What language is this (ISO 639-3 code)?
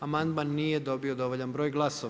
hrv